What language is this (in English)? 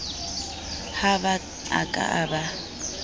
Southern Sotho